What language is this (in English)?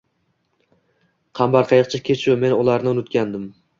Uzbek